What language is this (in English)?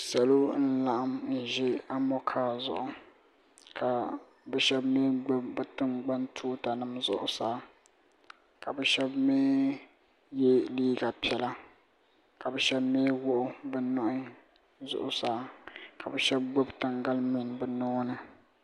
Dagbani